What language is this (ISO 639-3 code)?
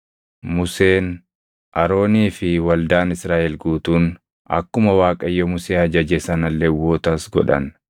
orm